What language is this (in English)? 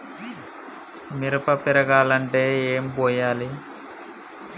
Telugu